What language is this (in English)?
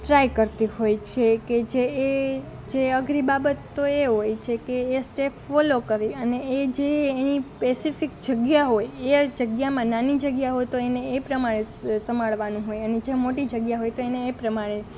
Gujarati